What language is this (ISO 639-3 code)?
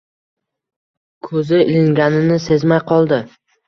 uzb